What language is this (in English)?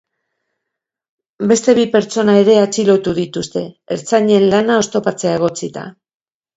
Basque